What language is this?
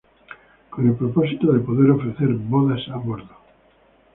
Spanish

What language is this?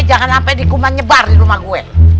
Indonesian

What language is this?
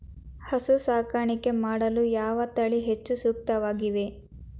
Kannada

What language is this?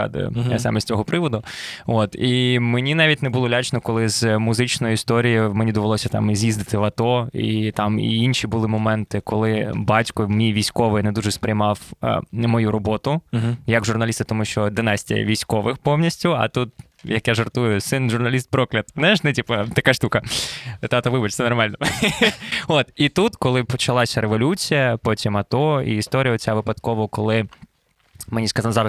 Ukrainian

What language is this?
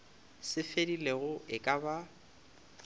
Northern Sotho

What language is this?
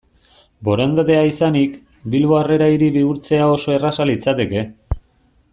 Basque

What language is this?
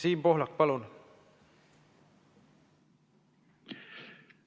Estonian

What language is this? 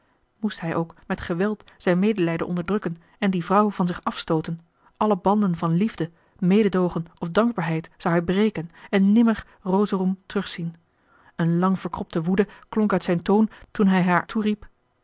Dutch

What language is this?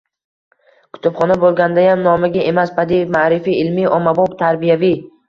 Uzbek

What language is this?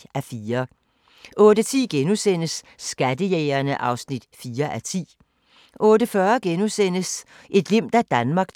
Danish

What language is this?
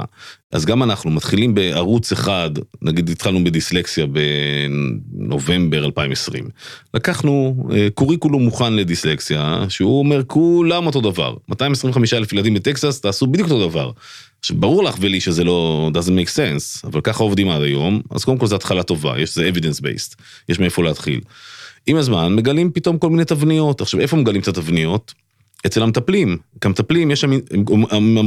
Hebrew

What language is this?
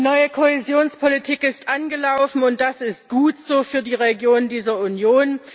German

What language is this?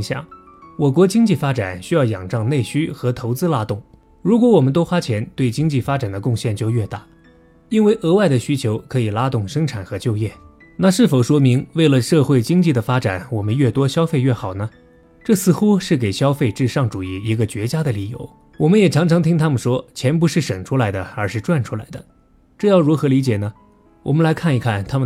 Chinese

